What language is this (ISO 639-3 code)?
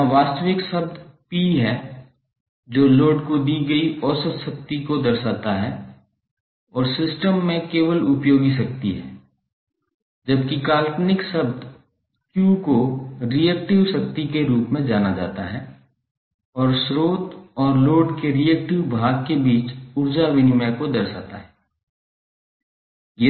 hin